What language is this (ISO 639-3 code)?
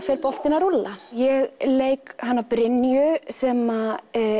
isl